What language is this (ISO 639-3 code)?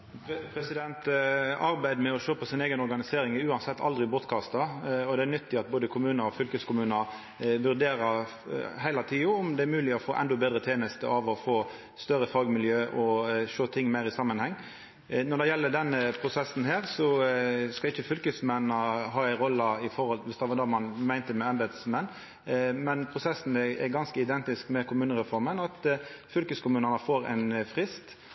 nor